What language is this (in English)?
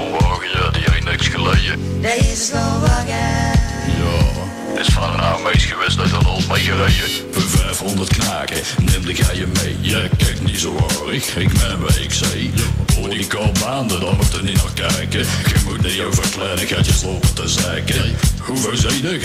Dutch